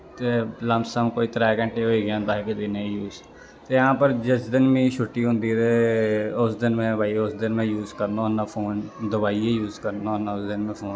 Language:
Dogri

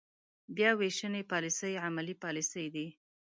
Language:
Pashto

